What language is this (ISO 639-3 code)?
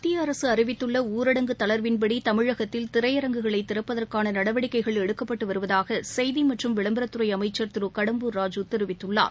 tam